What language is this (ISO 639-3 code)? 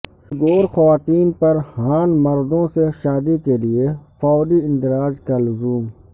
urd